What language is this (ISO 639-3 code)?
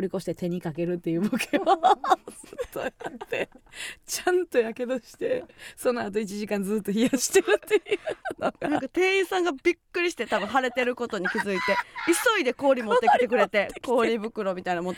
jpn